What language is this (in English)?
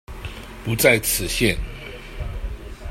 Chinese